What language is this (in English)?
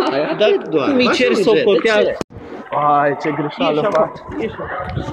Romanian